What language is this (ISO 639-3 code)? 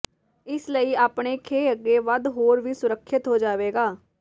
pan